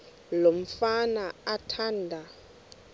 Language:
Xhosa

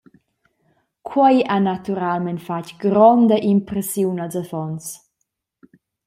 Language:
Romansh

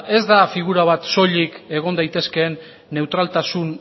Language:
Basque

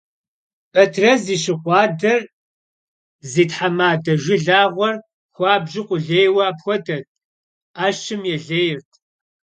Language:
Kabardian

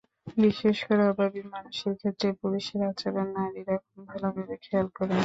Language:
Bangla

